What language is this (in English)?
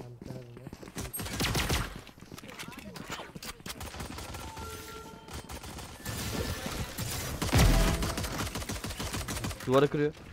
Turkish